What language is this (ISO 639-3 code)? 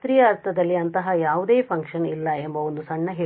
kan